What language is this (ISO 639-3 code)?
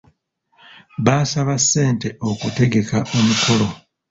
lug